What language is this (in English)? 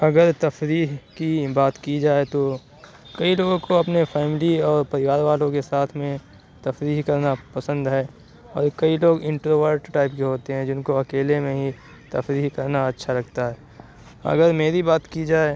Urdu